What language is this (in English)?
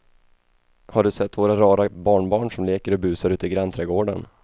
Swedish